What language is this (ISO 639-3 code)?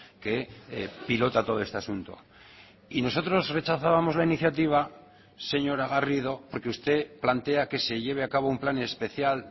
spa